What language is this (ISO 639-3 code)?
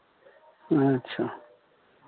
mai